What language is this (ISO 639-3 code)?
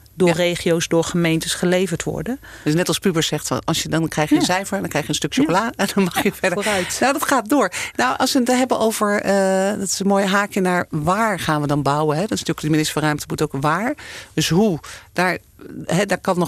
nld